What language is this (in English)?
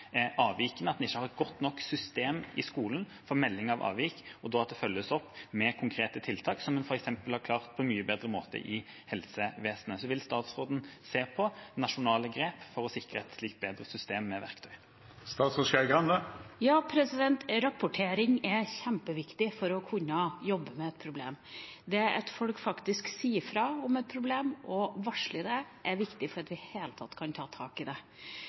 Norwegian Bokmål